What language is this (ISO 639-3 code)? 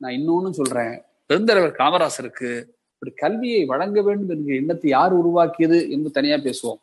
tam